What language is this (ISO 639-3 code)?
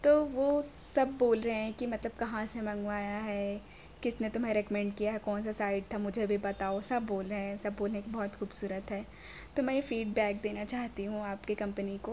urd